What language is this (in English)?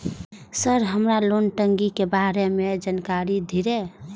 Maithili